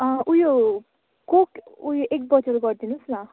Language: Nepali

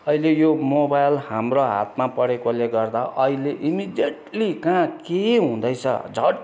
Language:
Nepali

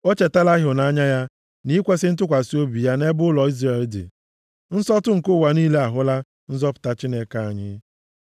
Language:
Igbo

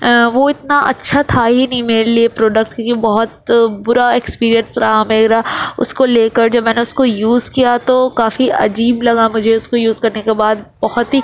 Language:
Urdu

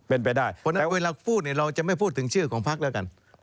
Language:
Thai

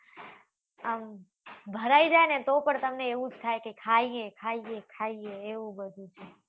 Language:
Gujarati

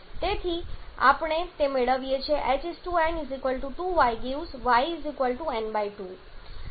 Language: Gujarati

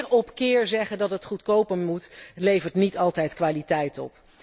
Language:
Dutch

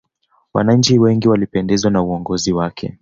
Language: Swahili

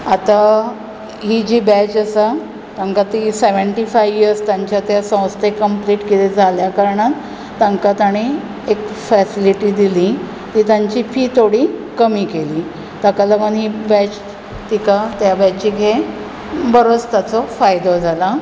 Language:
Konkani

